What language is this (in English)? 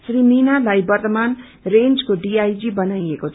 Nepali